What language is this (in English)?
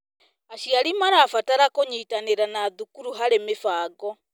Kikuyu